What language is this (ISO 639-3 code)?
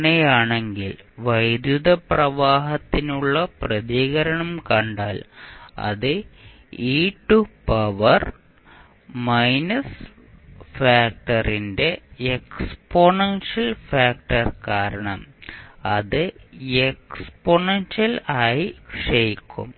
mal